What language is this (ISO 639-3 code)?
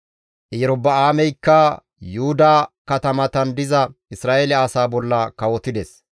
gmv